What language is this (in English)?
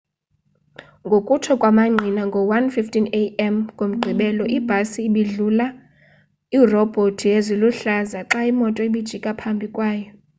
Xhosa